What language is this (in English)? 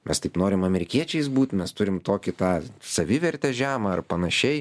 Lithuanian